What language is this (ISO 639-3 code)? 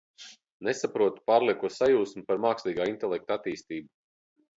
lav